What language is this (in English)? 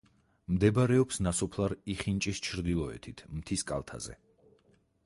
Georgian